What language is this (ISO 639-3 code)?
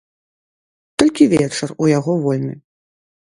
bel